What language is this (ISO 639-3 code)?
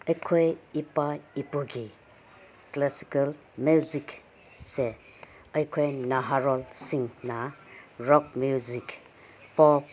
mni